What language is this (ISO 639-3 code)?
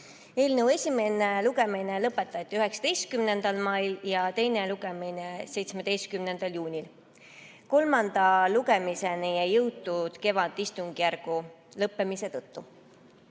est